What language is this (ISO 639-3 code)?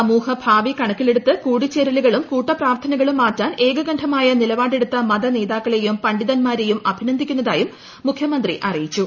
mal